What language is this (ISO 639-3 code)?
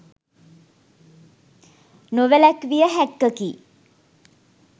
sin